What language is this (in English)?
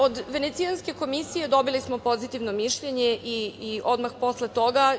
Serbian